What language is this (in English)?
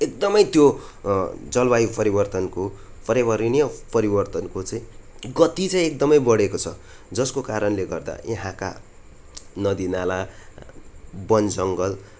Nepali